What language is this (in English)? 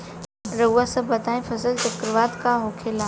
Bhojpuri